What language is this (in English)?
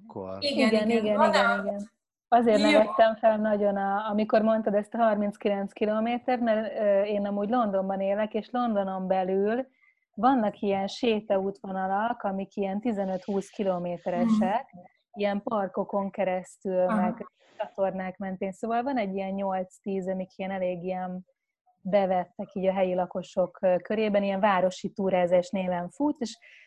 Hungarian